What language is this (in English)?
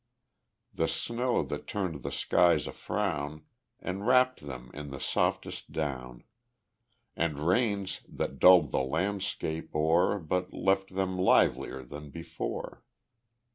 English